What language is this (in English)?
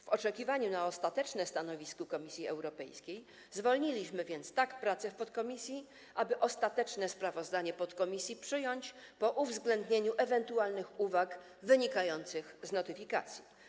Polish